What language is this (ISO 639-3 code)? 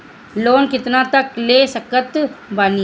bho